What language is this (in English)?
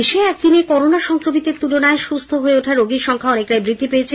Bangla